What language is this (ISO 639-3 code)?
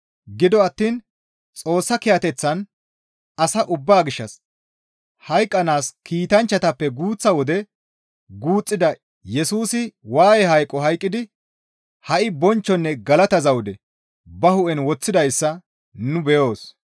gmv